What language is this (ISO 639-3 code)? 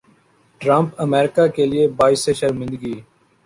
urd